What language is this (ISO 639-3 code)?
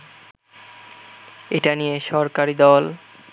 ben